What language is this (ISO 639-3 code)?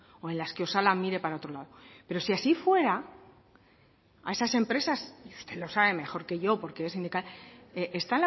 spa